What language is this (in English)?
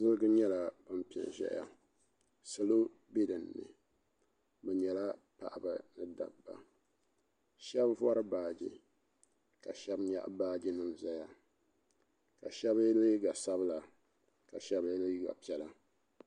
Dagbani